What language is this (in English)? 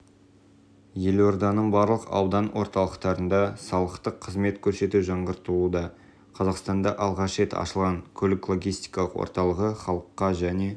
Kazakh